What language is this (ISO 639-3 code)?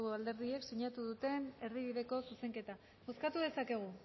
eus